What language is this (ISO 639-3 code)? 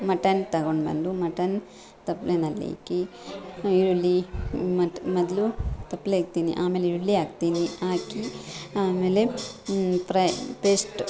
kan